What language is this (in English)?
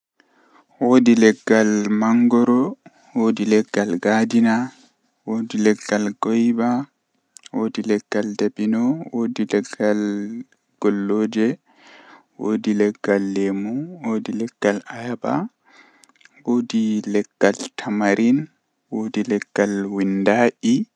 Western Niger Fulfulde